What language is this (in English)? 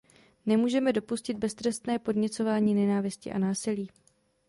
Czech